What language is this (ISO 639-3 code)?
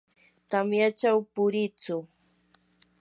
qur